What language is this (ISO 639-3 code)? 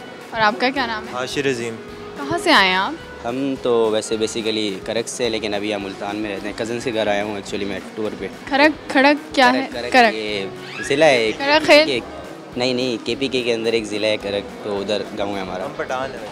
hin